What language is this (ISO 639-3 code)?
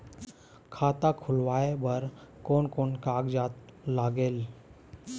hne